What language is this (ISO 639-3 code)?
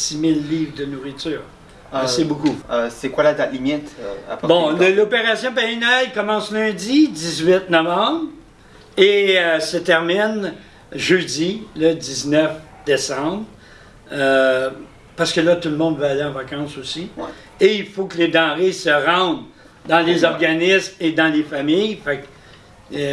fra